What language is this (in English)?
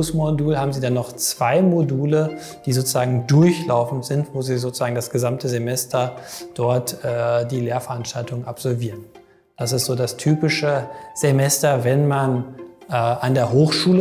German